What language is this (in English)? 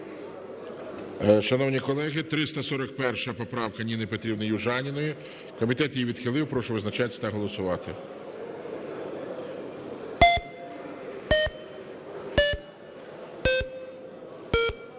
Ukrainian